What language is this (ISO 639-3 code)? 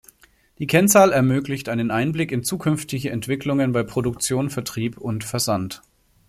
deu